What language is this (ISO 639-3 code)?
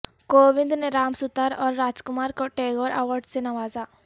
urd